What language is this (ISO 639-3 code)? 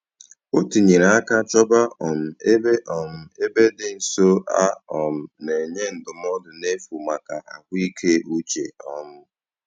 ibo